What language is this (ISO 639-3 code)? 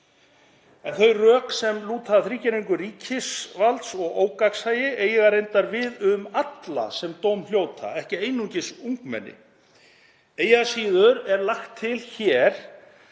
isl